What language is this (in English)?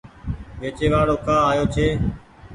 Goaria